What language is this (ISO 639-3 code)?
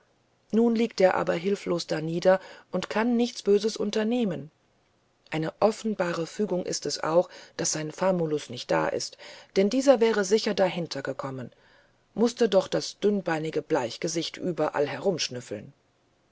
deu